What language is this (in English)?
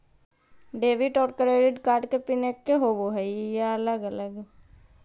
Magahi